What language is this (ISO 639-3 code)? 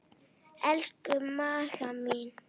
isl